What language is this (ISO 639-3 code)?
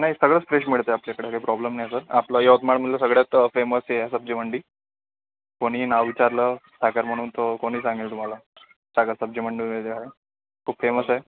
mar